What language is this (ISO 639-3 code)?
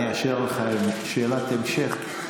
heb